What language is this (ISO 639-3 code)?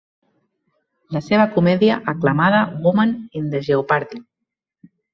cat